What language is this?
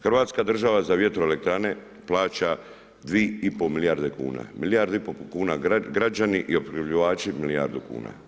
Croatian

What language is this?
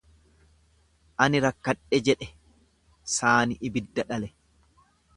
Oromo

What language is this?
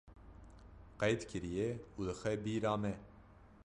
Kurdish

